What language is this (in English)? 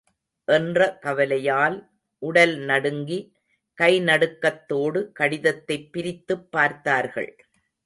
Tamil